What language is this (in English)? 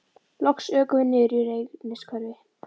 Icelandic